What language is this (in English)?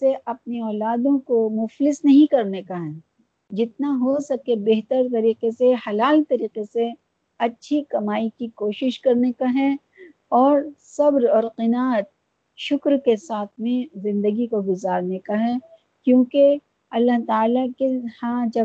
Urdu